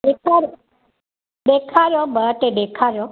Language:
Sindhi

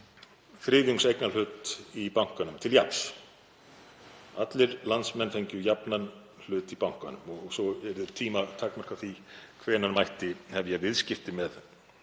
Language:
Icelandic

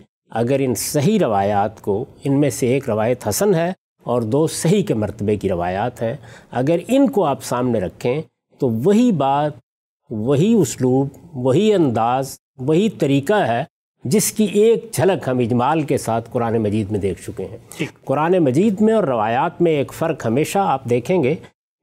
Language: Urdu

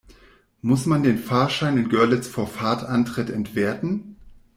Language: German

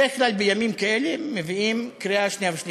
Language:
Hebrew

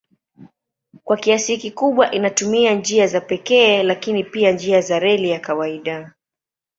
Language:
Swahili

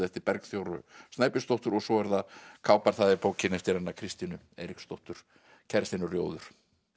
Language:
Icelandic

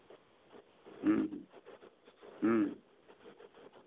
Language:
Santali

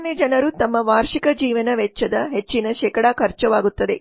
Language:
Kannada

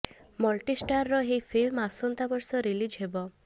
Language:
Odia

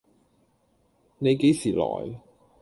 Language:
Cantonese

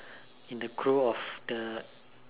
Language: English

